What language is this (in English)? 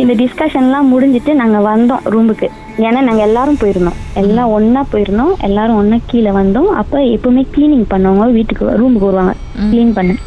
Tamil